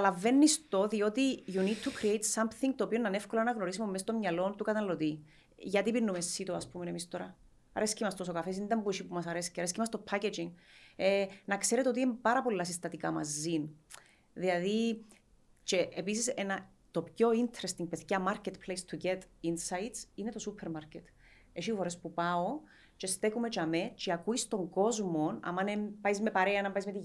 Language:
Greek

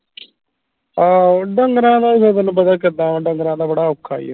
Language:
Punjabi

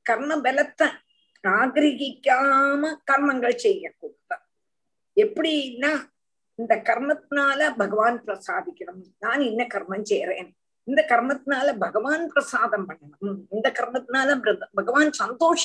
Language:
Tamil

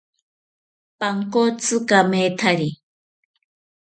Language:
South Ucayali Ashéninka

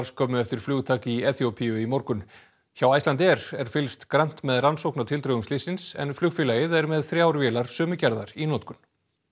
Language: Icelandic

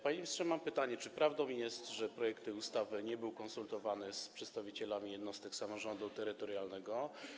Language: Polish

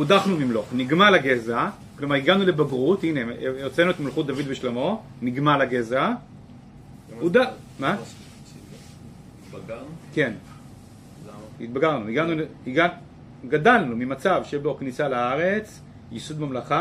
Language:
Hebrew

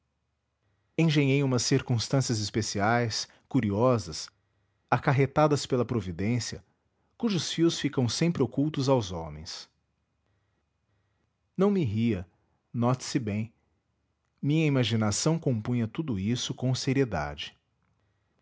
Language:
Portuguese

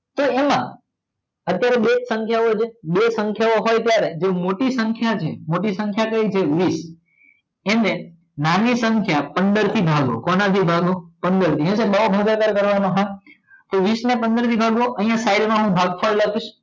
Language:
Gujarati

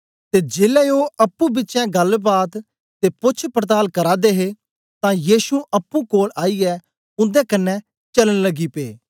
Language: Dogri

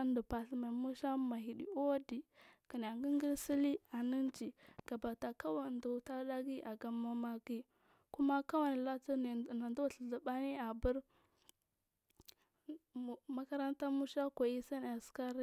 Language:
Marghi South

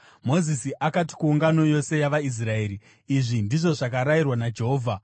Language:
Shona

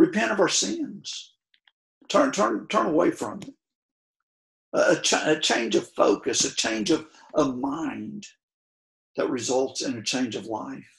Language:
English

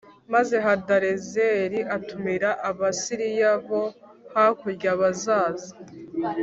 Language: Kinyarwanda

